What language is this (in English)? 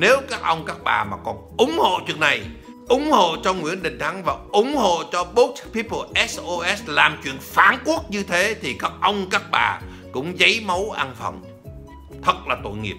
Vietnamese